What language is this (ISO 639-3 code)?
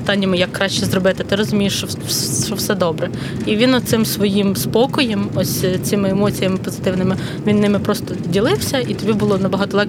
ukr